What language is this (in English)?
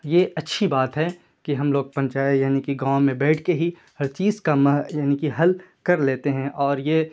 Urdu